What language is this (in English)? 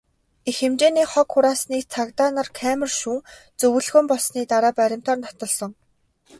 Mongolian